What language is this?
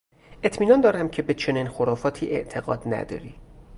Persian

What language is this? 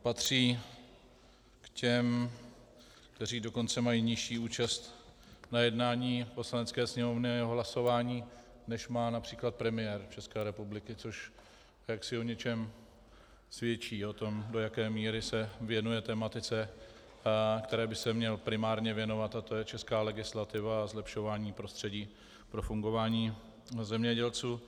Czech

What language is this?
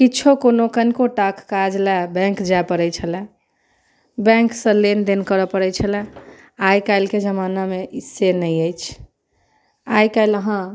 Maithili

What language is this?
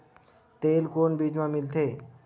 Chhattisgarhi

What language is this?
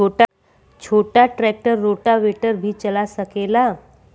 Bhojpuri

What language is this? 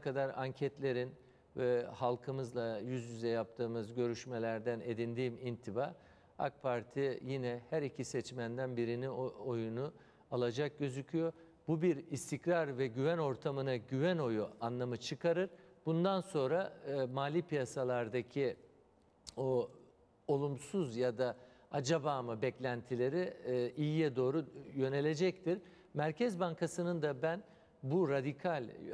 Turkish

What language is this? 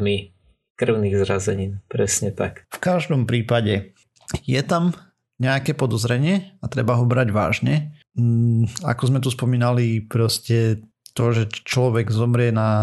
Slovak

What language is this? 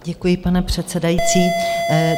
Czech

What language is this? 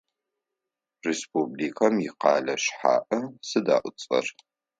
Adyghe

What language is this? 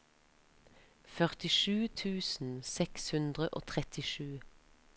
Norwegian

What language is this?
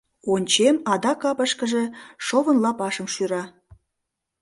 Mari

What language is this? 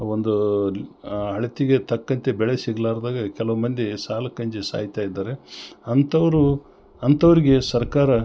Kannada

